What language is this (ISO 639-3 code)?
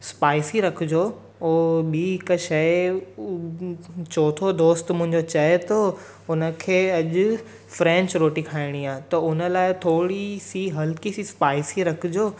snd